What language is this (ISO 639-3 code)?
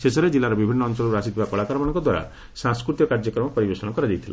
ori